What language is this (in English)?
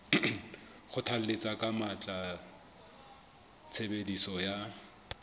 Southern Sotho